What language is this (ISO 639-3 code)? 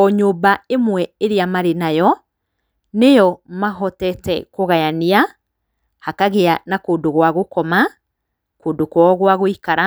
kik